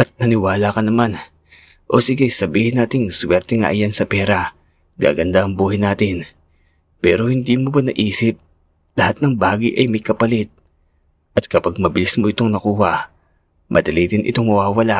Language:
Filipino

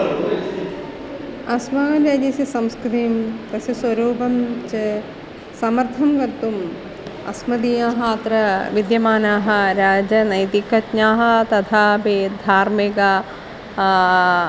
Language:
Sanskrit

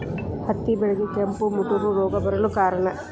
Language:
Kannada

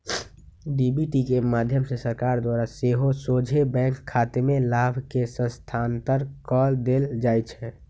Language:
Magahi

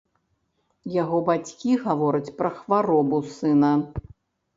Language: Belarusian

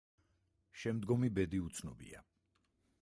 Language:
Georgian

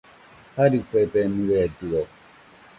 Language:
Nüpode Huitoto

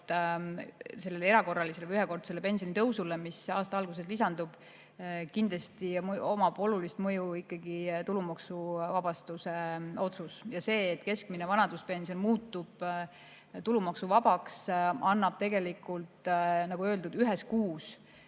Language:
Estonian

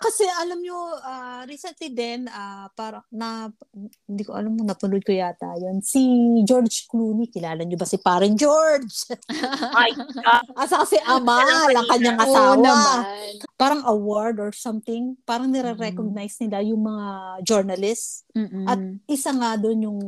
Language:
Filipino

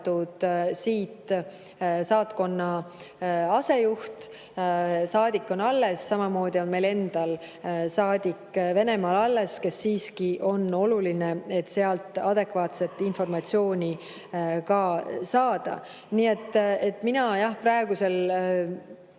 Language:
Estonian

